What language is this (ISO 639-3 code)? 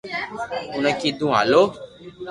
lrk